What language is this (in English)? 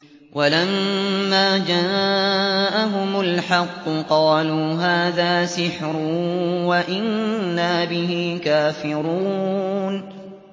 Arabic